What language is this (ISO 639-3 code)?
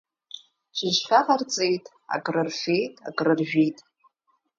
abk